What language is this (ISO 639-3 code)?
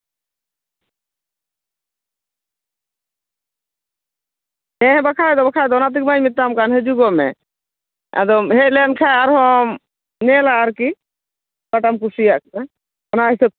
sat